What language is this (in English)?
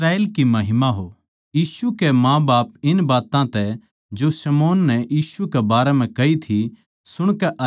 Haryanvi